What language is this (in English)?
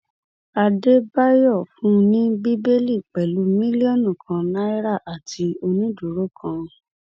Yoruba